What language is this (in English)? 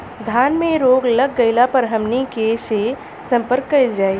Bhojpuri